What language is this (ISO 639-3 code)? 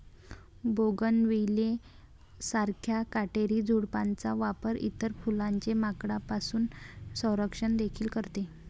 mar